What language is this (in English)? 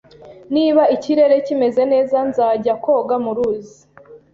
Kinyarwanda